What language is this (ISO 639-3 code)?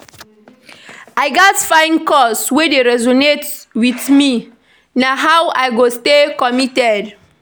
pcm